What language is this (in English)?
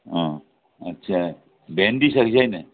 Nepali